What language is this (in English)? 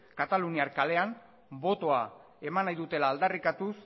Basque